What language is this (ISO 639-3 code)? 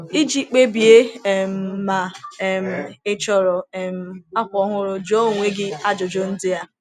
ibo